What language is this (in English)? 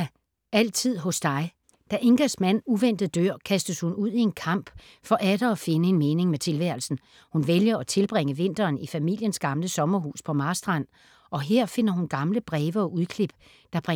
Danish